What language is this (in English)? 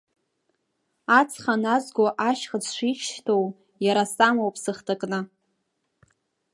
Abkhazian